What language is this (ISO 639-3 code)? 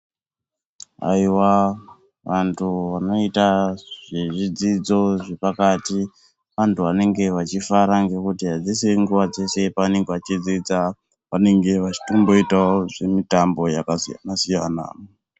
ndc